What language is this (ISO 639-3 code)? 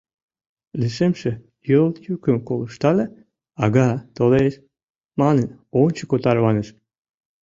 chm